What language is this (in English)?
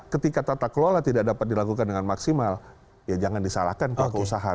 Indonesian